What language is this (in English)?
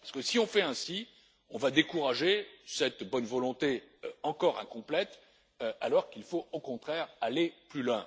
French